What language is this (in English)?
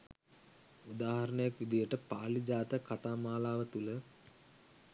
Sinhala